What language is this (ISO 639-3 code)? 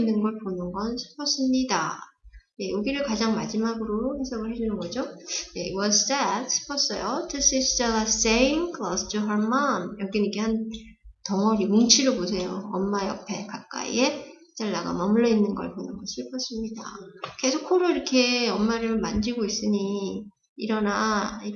kor